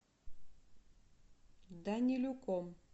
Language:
Russian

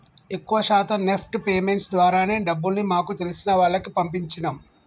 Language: Telugu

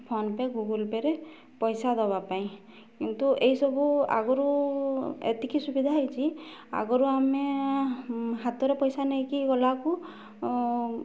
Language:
Odia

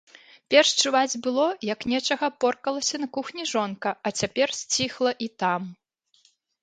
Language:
Belarusian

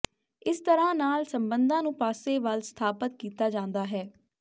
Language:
Punjabi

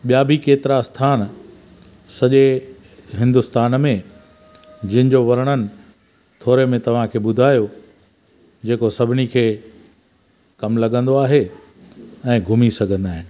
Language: Sindhi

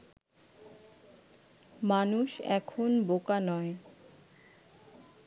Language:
Bangla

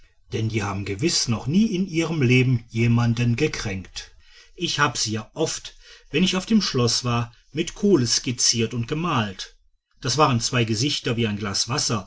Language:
German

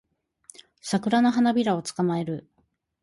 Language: Japanese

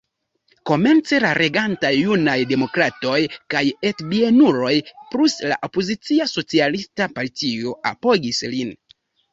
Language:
Esperanto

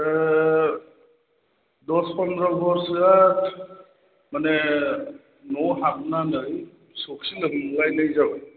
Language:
Bodo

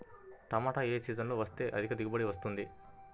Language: Telugu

